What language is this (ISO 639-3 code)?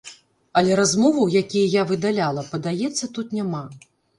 bel